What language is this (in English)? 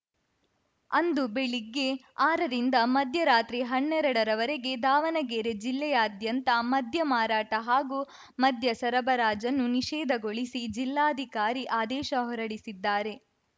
Kannada